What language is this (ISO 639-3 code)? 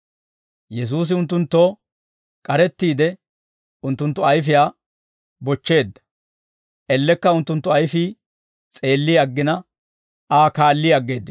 dwr